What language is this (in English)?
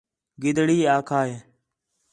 Khetrani